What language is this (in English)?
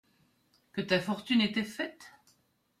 French